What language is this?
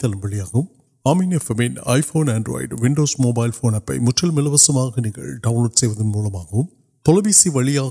Urdu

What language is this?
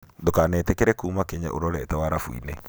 Kikuyu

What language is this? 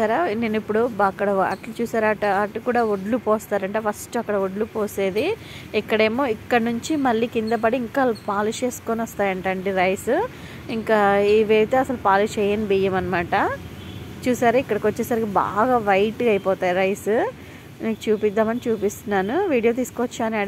Telugu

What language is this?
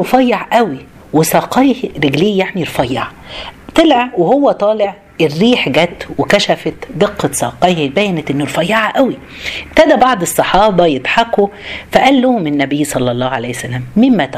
Arabic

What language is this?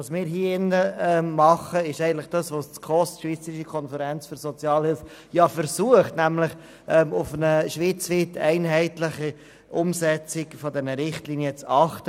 Swiss German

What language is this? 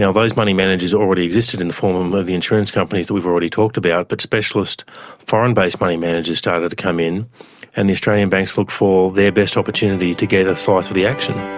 English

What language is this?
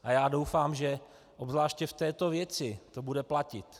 Czech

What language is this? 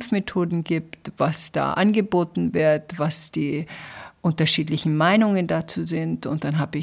German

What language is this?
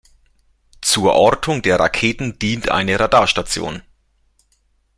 German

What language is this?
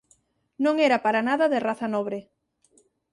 Galician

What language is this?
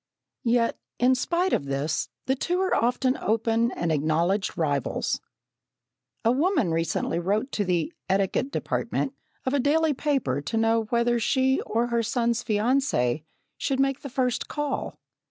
English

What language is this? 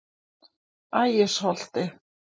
Icelandic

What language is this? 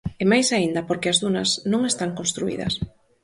Galician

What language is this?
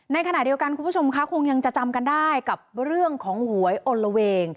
Thai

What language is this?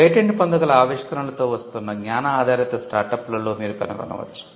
Telugu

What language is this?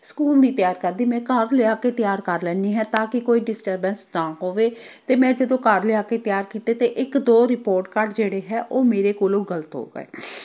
Punjabi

